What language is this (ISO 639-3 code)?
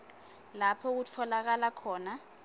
ssw